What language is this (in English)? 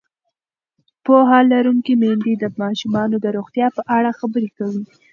Pashto